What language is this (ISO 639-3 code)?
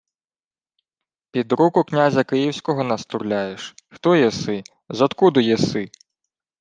ukr